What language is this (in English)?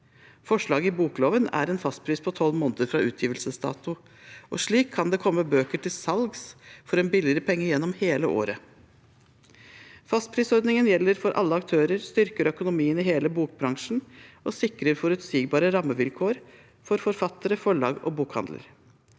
Norwegian